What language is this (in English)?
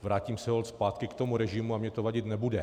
Czech